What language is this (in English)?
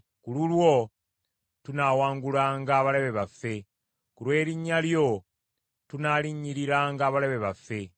Ganda